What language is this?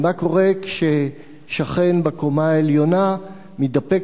Hebrew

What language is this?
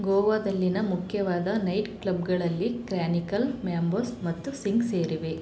Kannada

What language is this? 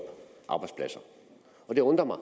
Danish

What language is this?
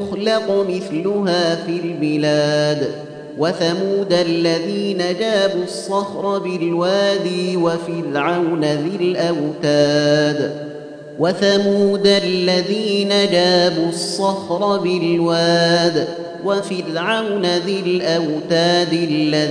Arabic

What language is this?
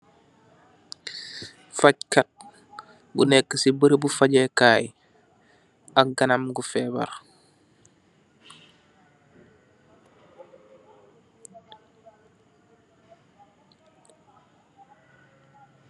Wolof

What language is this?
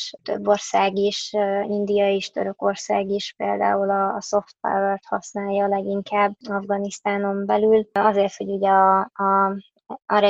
Hungarian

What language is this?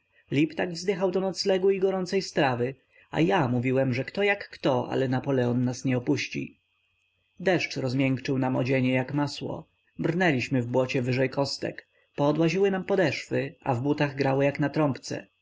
Polish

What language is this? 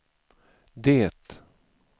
Swedish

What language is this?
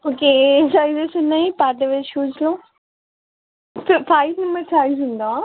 Telugu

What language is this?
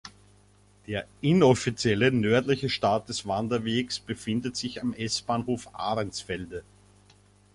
German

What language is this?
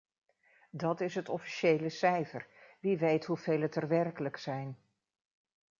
Dutch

